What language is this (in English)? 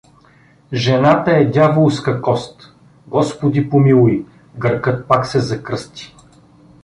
Bulgarian